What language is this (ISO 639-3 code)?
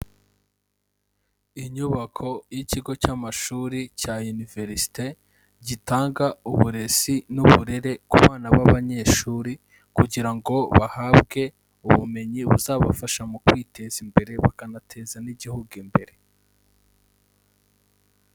kin